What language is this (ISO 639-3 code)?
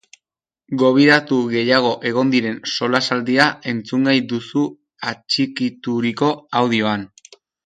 eus